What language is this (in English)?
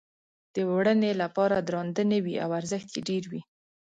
Pashto